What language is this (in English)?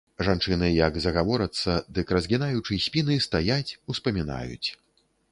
Belarusian